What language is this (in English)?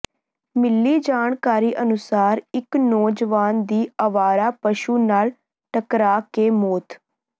Punjabi